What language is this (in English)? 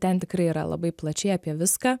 Lithuanian